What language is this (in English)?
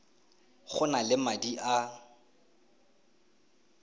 Tswana